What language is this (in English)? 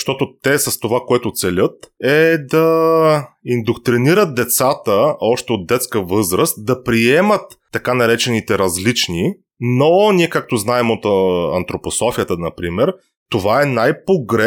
Bulgarian